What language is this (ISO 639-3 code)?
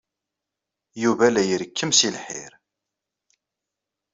kab